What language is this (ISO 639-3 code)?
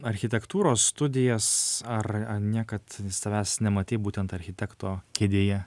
lit